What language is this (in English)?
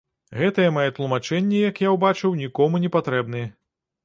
Belarusian